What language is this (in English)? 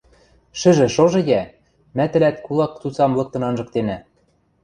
Western Mari